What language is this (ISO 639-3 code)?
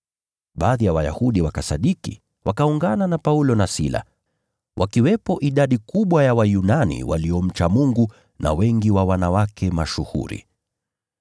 swa